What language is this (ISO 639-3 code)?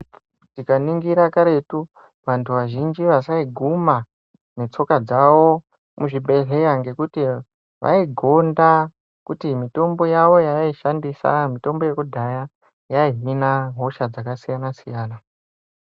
ndc